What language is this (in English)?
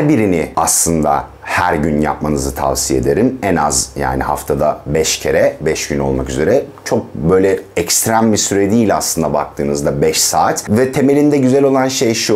Turkish